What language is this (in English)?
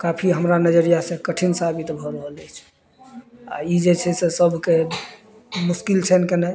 Maithili